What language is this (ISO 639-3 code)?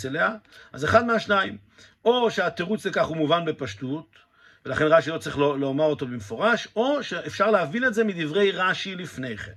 heb